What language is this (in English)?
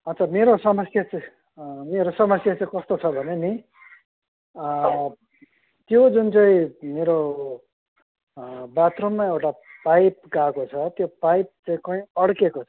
Nepali